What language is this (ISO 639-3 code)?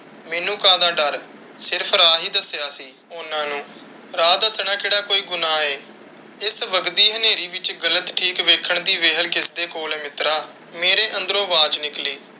pan